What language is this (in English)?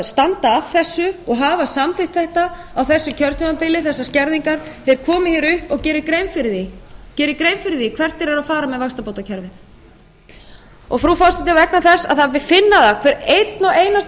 Icelandic